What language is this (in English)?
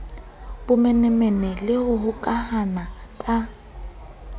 Southern Sotho